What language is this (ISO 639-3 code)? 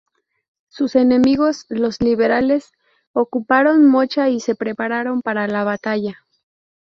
spa